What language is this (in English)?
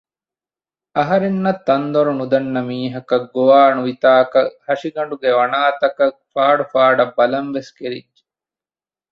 Divehi